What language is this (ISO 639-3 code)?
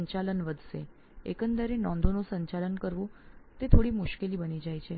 guj